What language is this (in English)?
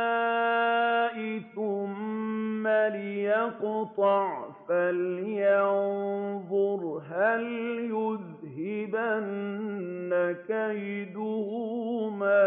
Arabic